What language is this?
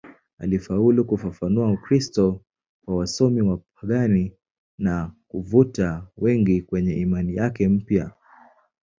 Swahili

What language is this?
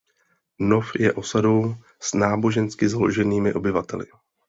Czech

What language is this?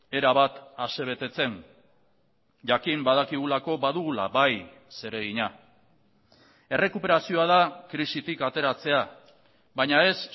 Basque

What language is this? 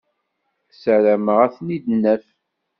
Kabyle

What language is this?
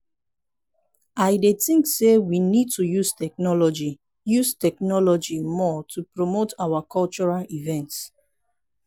Nigerian Pidgin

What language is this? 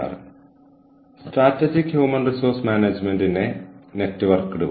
Malayalam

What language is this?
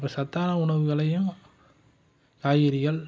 Tamil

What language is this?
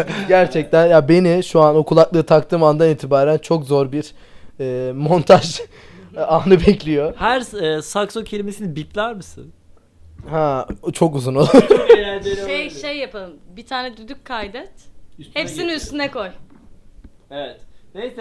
Turkish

